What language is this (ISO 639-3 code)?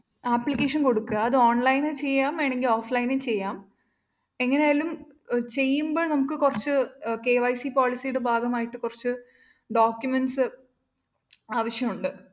mal